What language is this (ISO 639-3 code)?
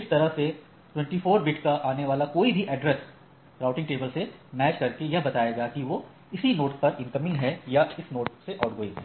hin